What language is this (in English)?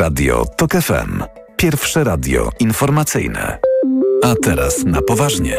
Polish